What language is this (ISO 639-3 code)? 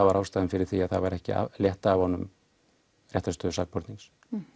isl